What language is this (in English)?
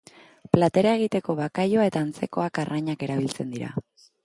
Basque